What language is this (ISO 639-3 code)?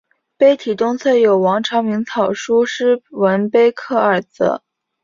zho